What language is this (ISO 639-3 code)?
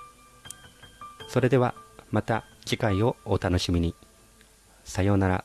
jpn